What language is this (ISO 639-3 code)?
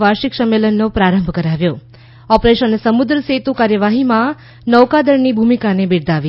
guj